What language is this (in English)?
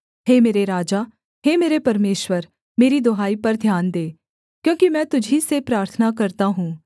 Hindi